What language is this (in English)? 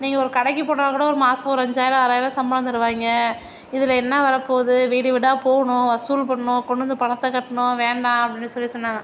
Tamil